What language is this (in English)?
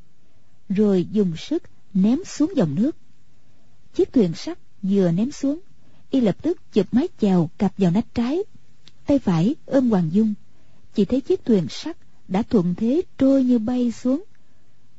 Vietnamese